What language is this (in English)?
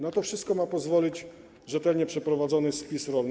Polish